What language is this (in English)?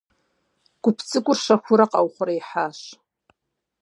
Kabardian